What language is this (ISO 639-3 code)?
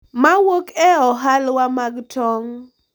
luo